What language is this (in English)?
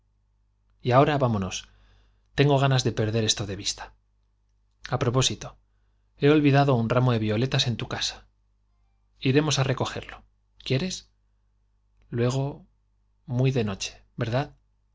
Spanish